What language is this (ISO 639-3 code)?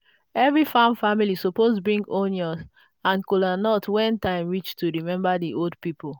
pcm